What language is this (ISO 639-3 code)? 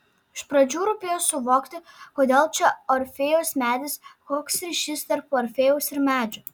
lit